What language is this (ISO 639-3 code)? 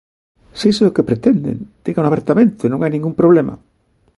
glg